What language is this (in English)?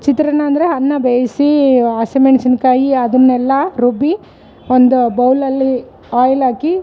Kannada